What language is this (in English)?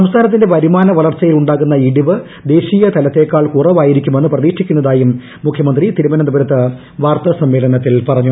Malayalam